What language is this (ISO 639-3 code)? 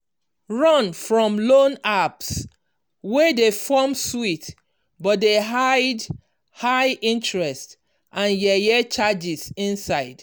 pcm